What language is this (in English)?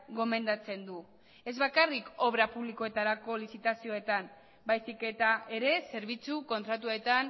Basque